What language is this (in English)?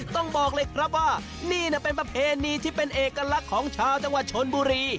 Thai